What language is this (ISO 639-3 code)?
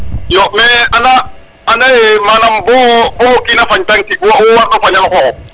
srr